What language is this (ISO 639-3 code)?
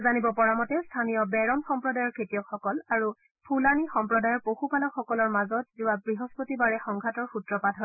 asm